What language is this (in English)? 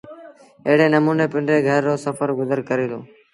Sindhi Bhil